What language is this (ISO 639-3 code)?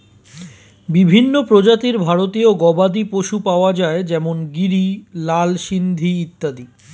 ben